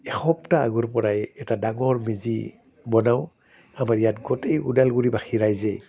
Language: Assamese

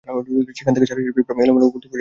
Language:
Bangla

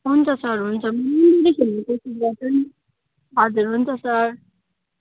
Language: Nepali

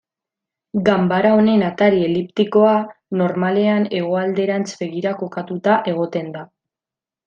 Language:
Basque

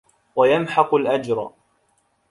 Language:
Arabic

